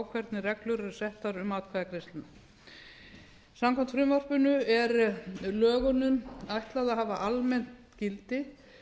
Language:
Icelandic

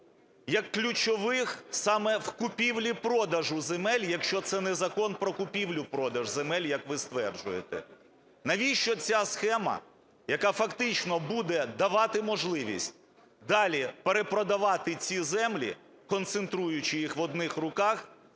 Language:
Ukrainian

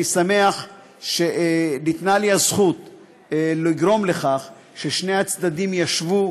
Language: Hebrew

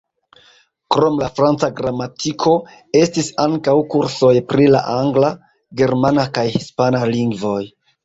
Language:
Esperanto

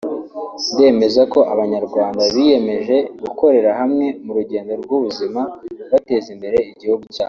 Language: Kinyarwanda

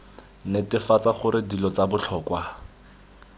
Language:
Tswana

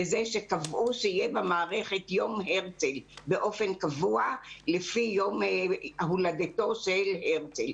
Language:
Hebrew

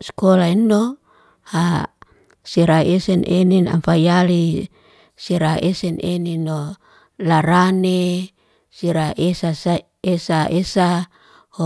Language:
Liana-Seti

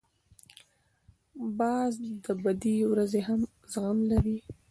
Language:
Pashto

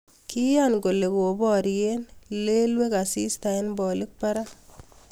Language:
Kalenjin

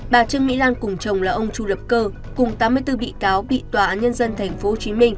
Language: Vietnamese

